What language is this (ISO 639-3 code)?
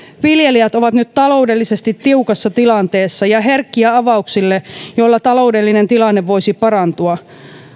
fin